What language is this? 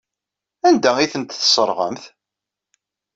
Kabyle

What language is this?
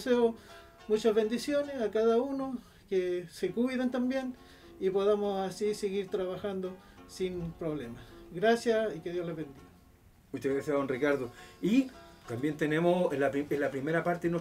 Spanish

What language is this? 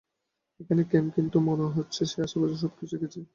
Bangla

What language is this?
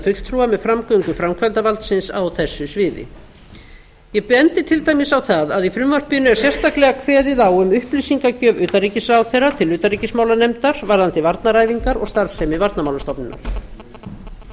Icelandic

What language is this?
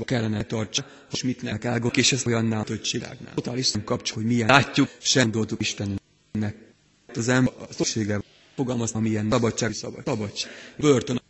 Hungarian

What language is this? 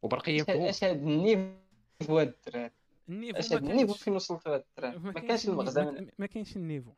Arabic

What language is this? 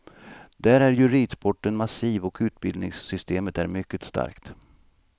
Swedish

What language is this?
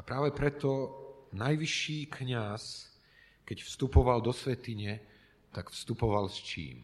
Slovak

